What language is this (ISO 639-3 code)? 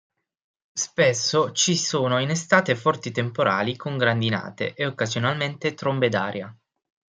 ita